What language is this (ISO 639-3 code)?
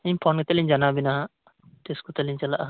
sat